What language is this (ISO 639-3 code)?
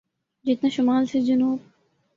urd